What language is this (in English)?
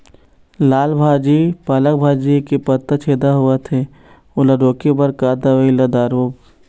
Chhattisgarhi